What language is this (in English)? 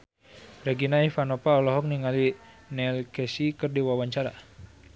Sundanese